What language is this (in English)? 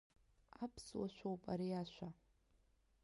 Abkhazian